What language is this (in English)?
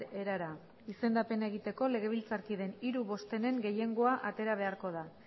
Basque